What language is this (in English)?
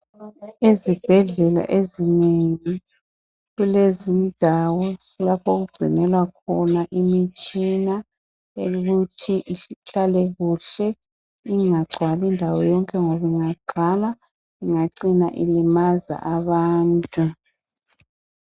North Ndebele